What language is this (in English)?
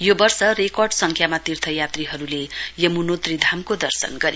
Nepali